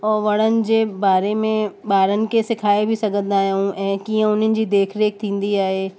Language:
Sindhi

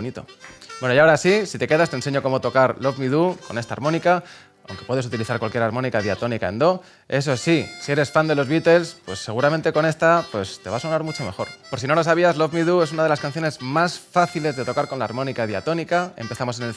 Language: Spanish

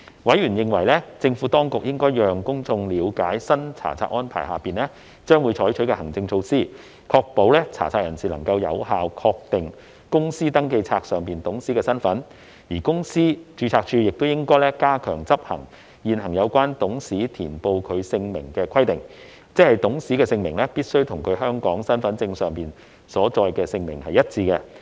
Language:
Cantonese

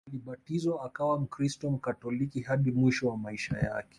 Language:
Swahili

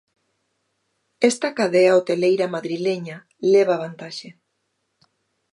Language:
Galician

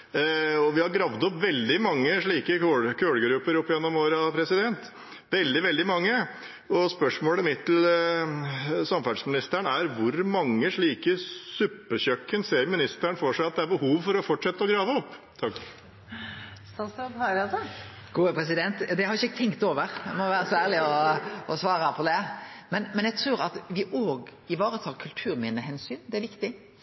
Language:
Norwegian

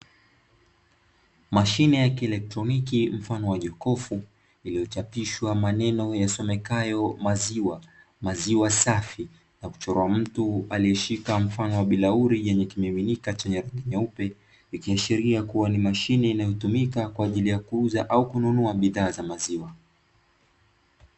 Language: Swahili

